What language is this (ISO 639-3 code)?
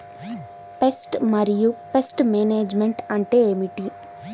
tel